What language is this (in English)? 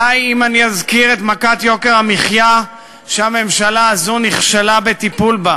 Hebrew